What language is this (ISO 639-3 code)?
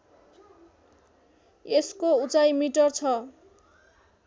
nep